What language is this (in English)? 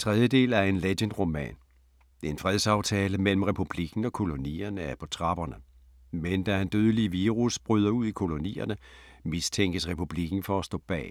Danish